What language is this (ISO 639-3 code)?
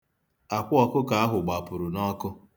ibo